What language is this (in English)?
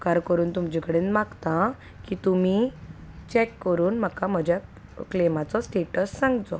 Konkani